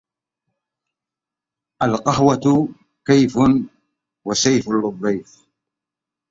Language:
Arabic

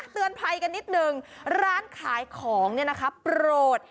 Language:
Thai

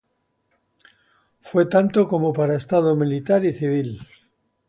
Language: Spanish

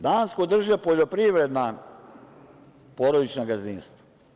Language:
Serbian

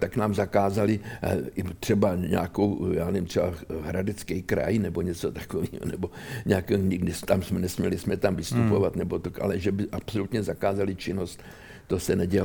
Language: Czech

